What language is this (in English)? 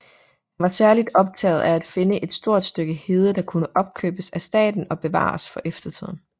Danish